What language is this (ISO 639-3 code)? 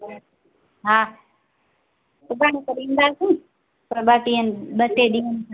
snd